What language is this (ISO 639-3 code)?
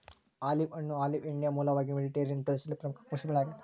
kan